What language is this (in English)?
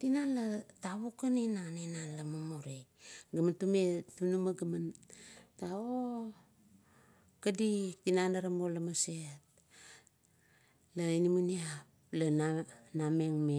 Kuot